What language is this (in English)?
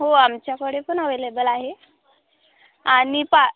Marathi